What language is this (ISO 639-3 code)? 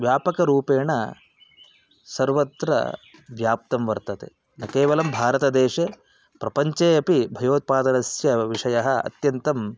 san